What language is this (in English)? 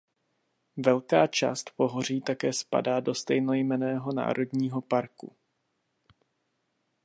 Czech